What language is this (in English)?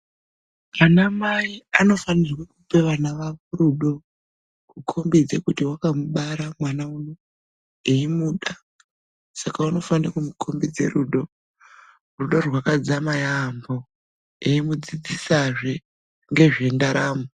Ndau